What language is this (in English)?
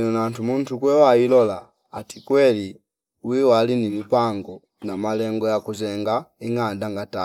Fipa